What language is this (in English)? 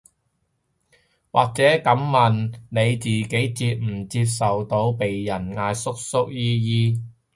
Cantonese